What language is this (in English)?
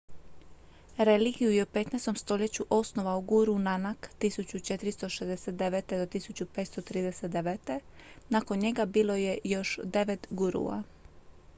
Croatian